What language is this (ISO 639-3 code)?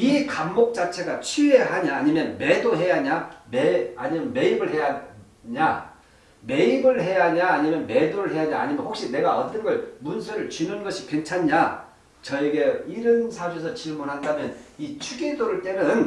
kor